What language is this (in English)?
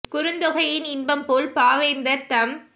Tamil